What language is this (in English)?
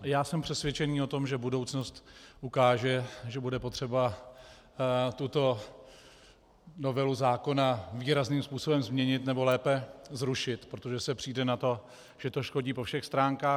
Czech